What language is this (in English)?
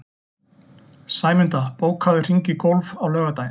Icelandic